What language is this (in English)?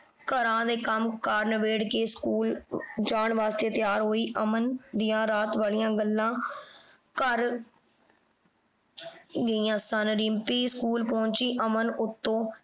Punjabi